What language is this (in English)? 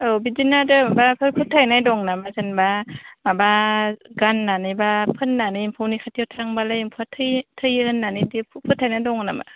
Bodo